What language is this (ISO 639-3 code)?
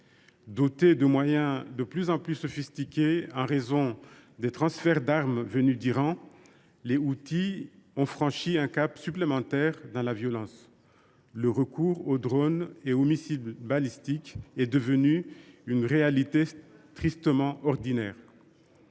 fra